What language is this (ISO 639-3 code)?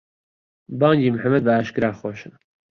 ckb